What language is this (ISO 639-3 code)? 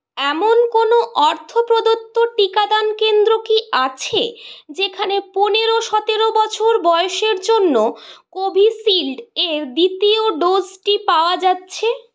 ben